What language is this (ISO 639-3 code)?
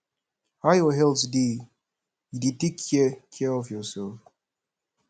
pcm